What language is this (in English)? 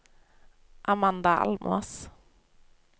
Norwegian